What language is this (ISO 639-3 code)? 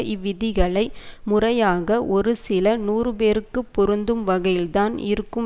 tam